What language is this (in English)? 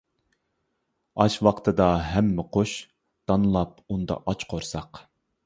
Uyghur